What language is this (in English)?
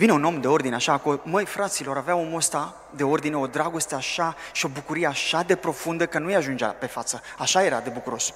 Romanian